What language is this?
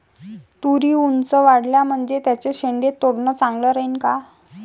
Marathi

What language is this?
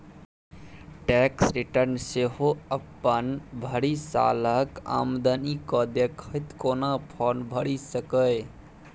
Maithili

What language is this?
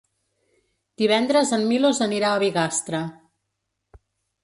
Catalan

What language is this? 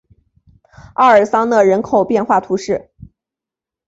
Chinese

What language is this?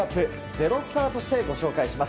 Japanese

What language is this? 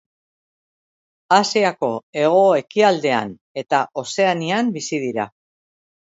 Basque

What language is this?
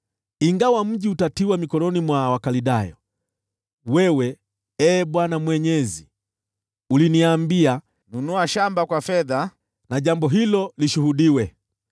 Swahili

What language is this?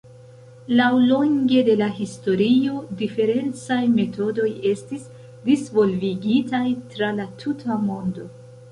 Esperanto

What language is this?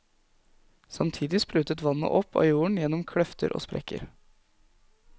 Norwegian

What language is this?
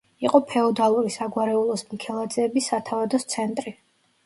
Georgian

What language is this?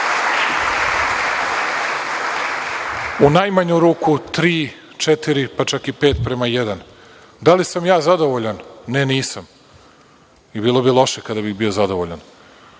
Serbian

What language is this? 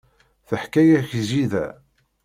Kabyle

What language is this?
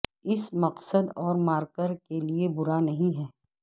Urdu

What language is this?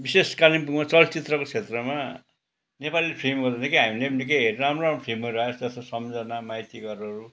Nepali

